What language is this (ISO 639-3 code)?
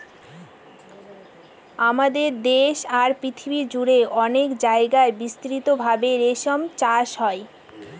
ben